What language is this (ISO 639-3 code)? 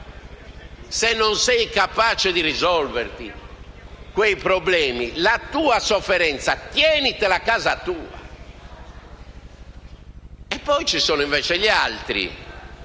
ita